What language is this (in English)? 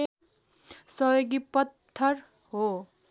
Nepali